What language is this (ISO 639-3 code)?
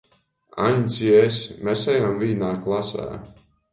ltg